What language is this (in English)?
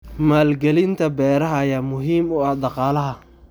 Somali